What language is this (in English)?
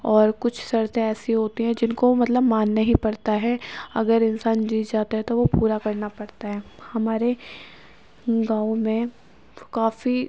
Urdu